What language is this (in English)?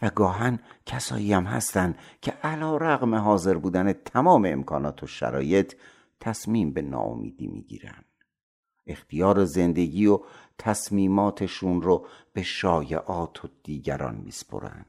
Persian